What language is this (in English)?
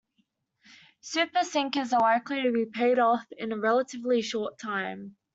English